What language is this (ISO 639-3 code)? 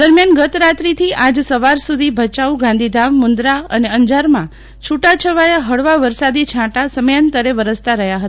guj